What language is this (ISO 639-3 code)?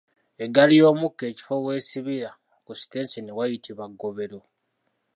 lug